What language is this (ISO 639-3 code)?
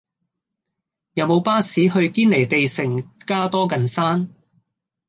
yue